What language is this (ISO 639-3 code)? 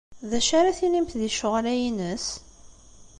kab